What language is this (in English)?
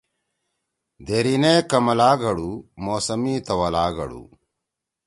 Torwali